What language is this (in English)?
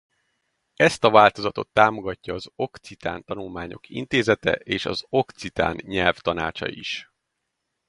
Hungarian